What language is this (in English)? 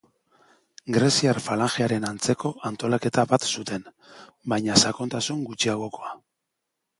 Basque